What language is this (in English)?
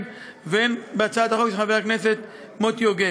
Hebrew